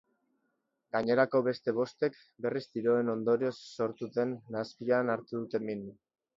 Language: Basque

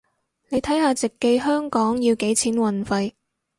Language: Cantonese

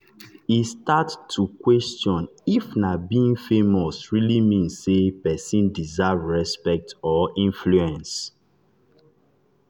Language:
Nigerian Pidgin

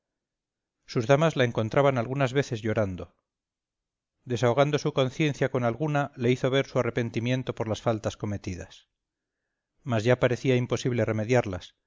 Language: Spanish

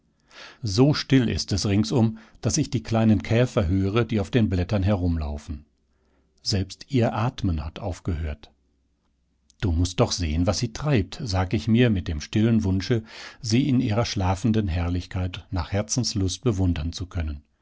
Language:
German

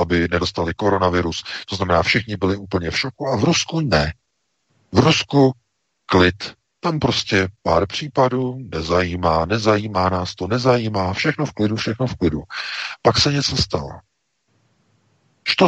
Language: Czech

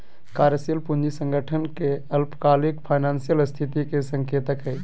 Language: Magahi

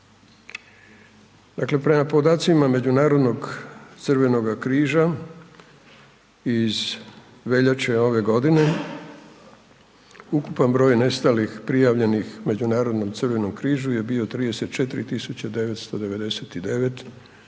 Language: Croatian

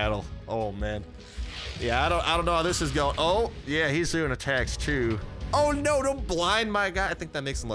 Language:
English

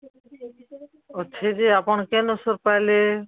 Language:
Odia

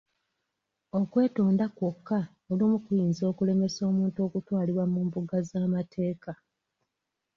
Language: Ganda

